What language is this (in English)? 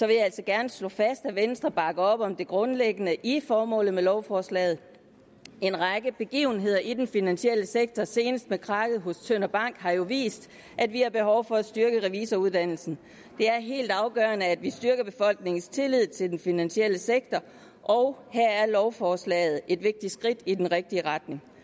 Danish